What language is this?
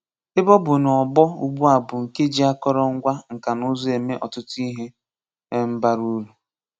Igbo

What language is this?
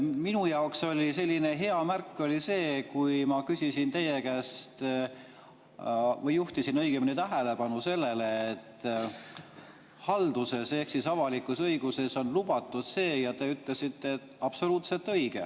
Estonian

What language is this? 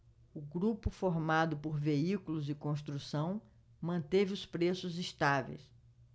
Portuguese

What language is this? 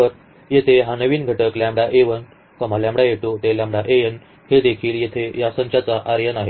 Marathi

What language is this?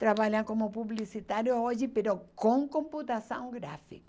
Portuguese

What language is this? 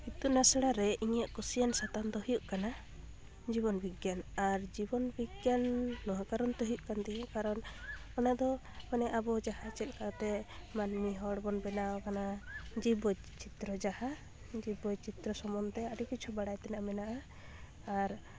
Santali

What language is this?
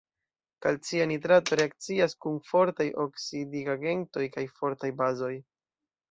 Esperanto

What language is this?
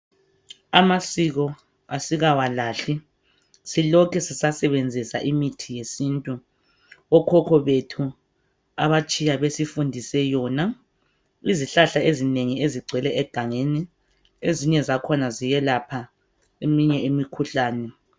North Ndebele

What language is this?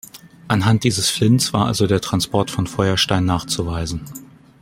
German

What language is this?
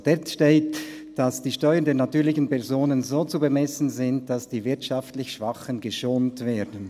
Swiss German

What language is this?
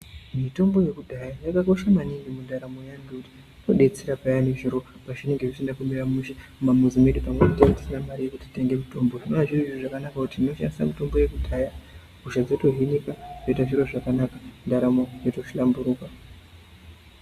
Ndau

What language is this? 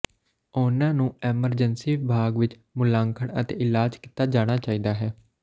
Punjabi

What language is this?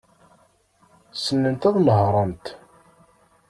Kabyle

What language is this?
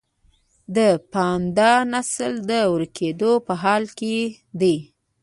Pashto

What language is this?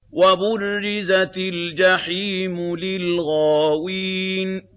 Arabic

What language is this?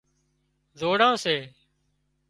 Wadiyara Koli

